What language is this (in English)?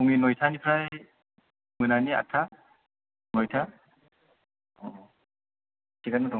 Bodo